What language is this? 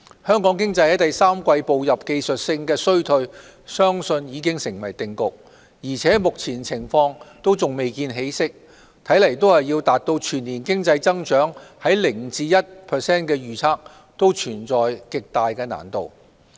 Cantonese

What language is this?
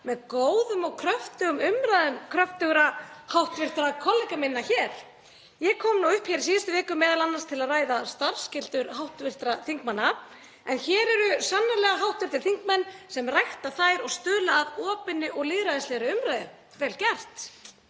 Icelandic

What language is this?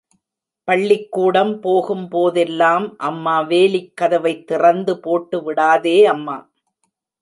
Tamil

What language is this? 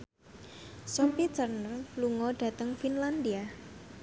Javanese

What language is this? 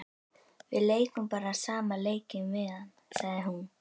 Icelandic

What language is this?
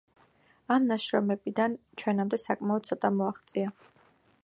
Georgian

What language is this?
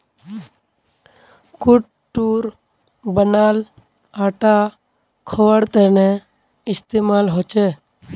Magahi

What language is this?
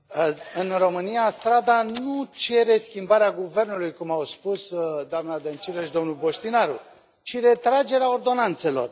Romanian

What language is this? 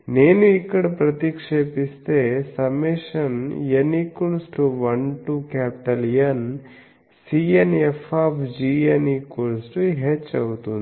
Telugu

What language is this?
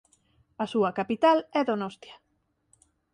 Galician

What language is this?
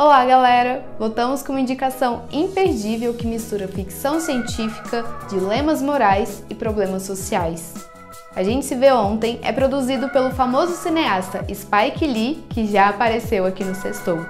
Portuguese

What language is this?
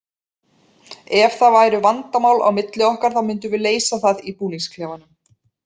Icelandic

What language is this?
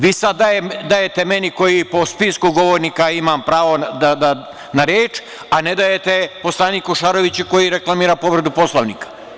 Serbian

